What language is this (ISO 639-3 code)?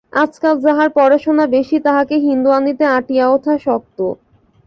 ben